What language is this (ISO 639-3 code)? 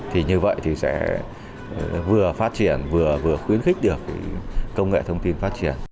vie